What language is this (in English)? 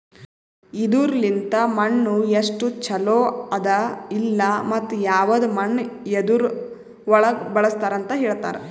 Kannada